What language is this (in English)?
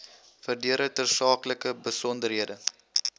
Afrikaans